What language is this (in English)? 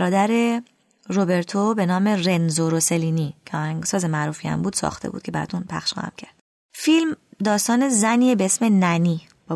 Persian